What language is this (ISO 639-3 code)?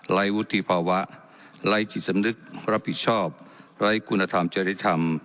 tha